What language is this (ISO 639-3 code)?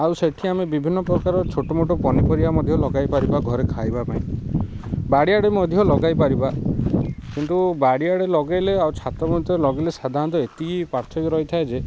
ori